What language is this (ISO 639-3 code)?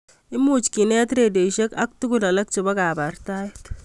kln